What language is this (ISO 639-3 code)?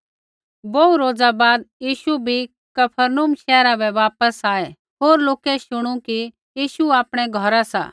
kfx